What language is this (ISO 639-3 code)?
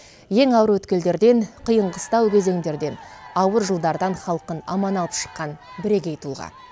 kaz